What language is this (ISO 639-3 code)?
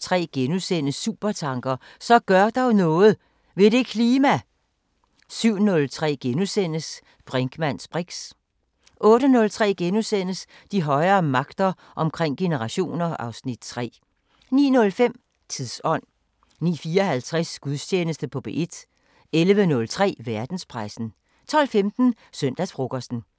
dan